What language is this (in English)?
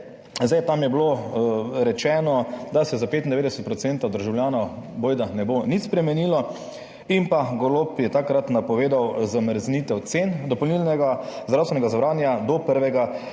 Slovenian